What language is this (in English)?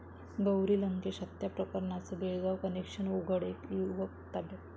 Marathi